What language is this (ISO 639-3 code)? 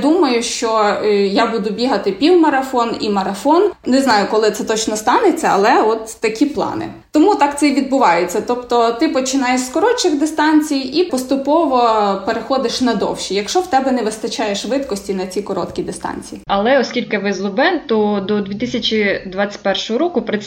ukr